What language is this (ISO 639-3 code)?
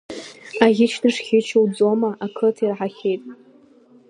abk